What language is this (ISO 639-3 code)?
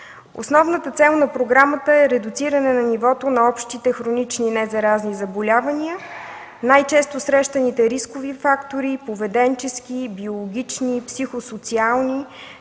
bul